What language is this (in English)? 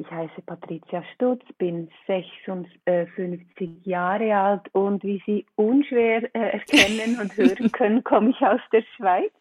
German